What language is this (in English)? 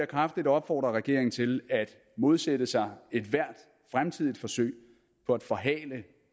Danish